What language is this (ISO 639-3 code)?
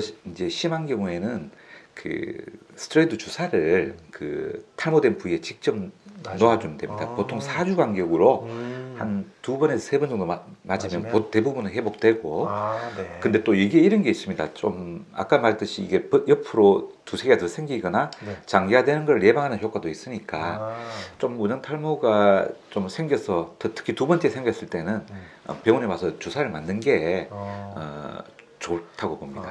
kor